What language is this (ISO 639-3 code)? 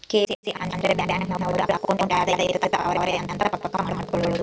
kan